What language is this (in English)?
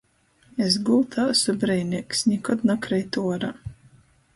Latgalian